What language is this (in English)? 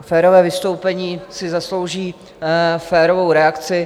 Czech